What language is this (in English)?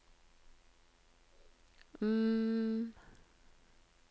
Norwegian